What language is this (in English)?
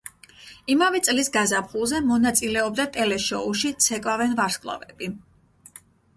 Georgian